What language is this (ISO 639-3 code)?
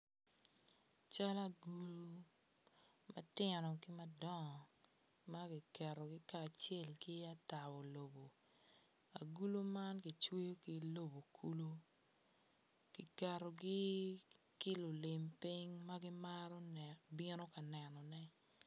ach